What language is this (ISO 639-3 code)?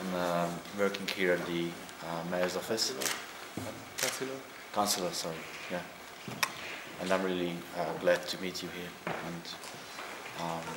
hun